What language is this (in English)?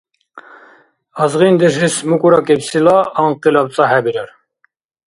Dargwa